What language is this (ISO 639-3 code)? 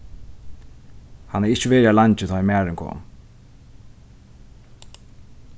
fao